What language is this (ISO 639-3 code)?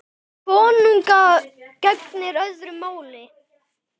isl